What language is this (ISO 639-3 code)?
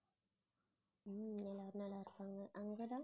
tam